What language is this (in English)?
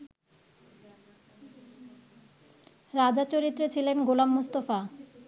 Bangla